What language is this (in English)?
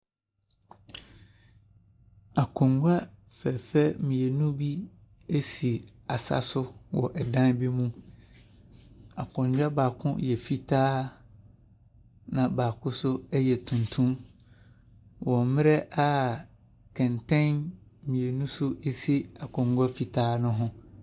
Akan